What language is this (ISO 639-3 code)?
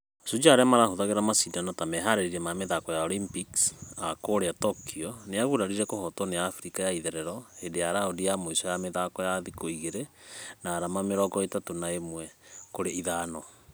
kik